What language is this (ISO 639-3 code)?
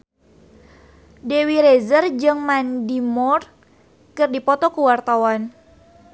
sun